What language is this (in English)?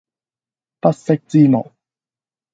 Cantonese